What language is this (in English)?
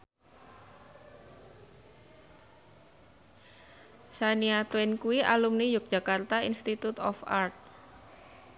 Javanese